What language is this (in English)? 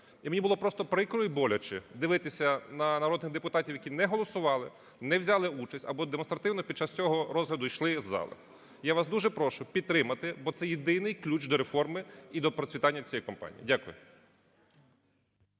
Ukrainian